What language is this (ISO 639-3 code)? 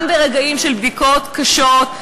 heb